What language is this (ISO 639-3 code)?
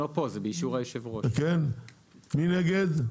heb